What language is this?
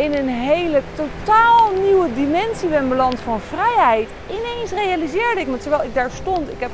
Dutch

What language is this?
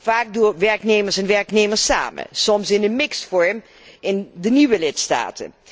Dutch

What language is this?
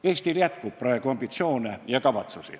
Estonian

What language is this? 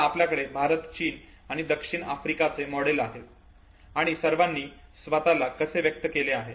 Marathi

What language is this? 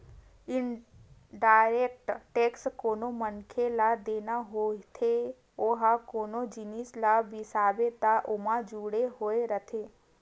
Chhattisgarhi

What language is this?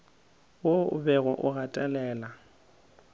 Northern Sotho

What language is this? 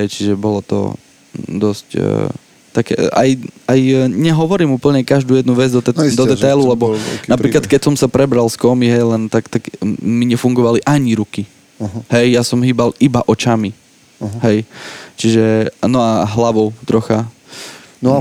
Slovak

